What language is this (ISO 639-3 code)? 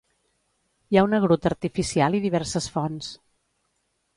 cat